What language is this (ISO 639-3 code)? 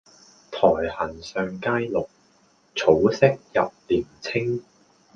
yue